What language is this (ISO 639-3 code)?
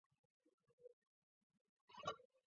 zho